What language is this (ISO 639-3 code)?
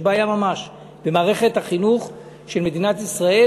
heb